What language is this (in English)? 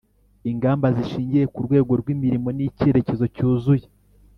Kinyarwanda